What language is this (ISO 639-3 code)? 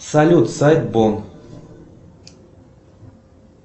rus